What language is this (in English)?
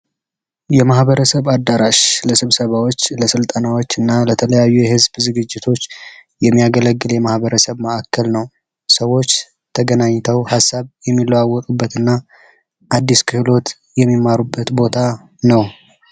Amharic